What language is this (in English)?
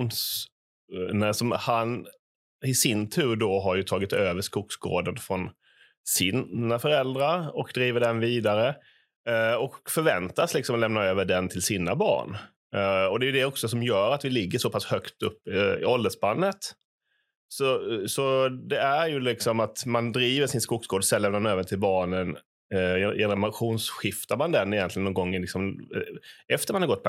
Swedish